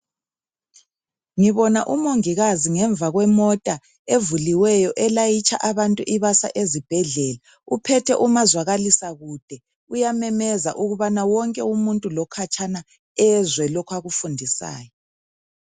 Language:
North Ndebele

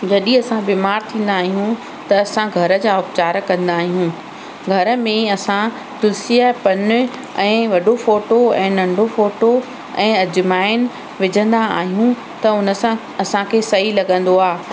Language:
Sindhi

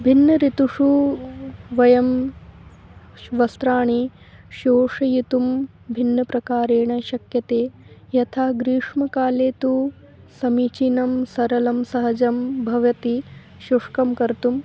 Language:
Sanskrit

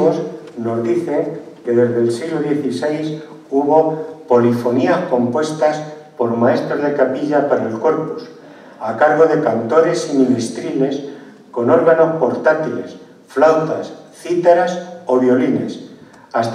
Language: Spanish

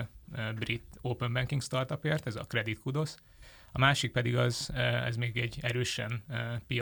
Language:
Hungarian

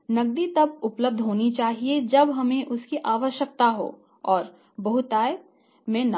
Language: Hindi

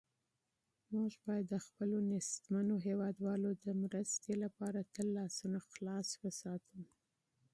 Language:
Pashto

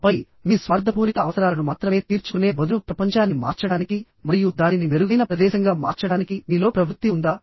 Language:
Telugu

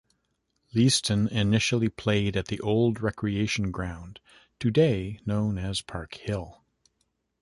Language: English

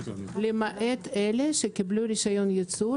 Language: Hebrew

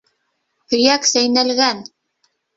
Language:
Bashkir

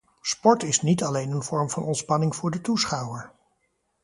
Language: Dutch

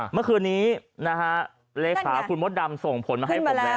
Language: Thai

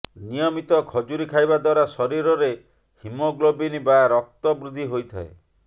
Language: Odia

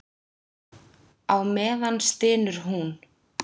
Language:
Icelandic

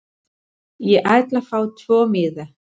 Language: Icelandic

